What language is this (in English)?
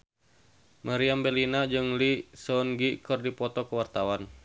Sundanese